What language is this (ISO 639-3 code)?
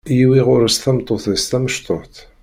kab